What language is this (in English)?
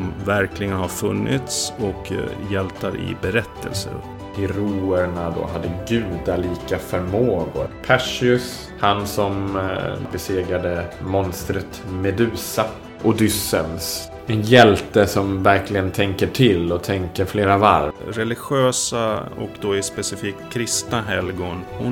Swedish